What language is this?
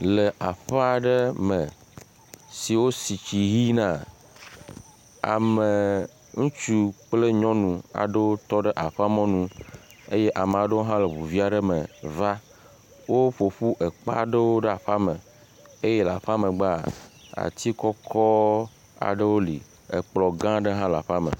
Ewe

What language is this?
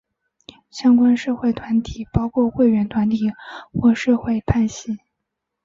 Chinese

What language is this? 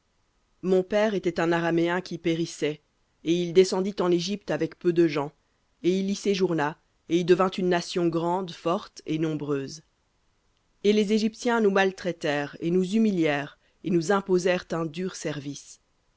French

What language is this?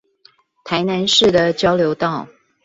Chinese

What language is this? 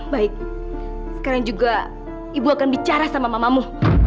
Indonesian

